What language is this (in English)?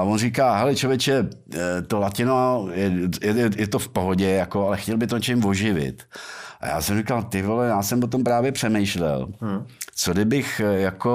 Czech